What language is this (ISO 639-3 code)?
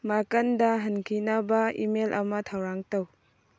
mni